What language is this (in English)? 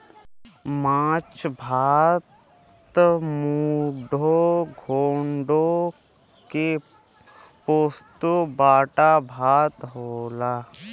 Bhojpuri